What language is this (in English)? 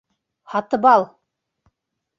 Bashkir